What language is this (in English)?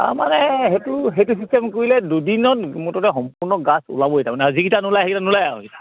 Assamese